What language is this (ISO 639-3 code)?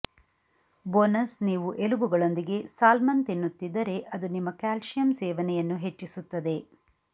kan